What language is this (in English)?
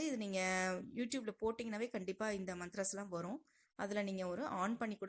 Tamil